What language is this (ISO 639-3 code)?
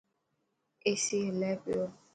mki